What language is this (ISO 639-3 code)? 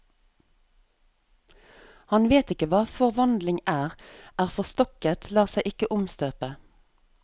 nor